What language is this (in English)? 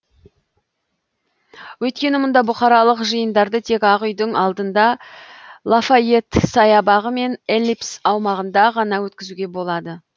Kazakh